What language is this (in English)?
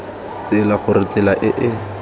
Tswana